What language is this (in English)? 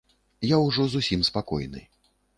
Belarusian